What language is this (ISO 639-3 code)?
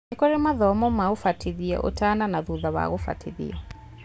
kik